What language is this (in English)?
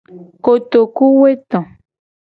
Gen